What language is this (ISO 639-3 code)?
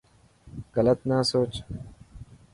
mki